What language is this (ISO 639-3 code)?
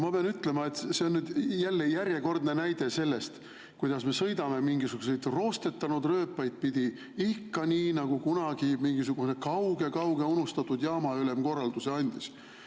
est